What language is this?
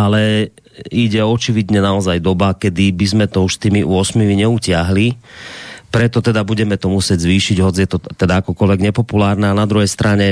Slovak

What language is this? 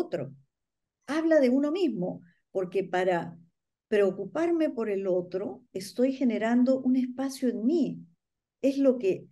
Spanish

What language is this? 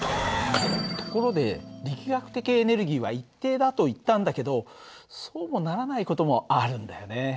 Japanese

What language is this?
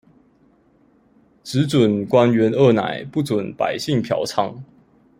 Chinese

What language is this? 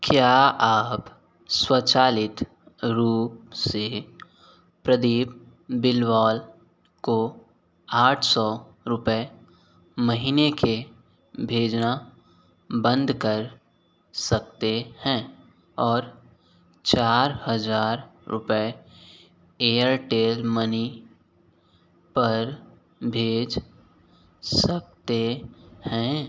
Hindi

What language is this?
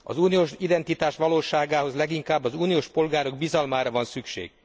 Hungarian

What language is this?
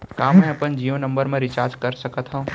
Chhattisgarhi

